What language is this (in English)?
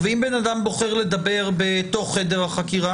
Hebrew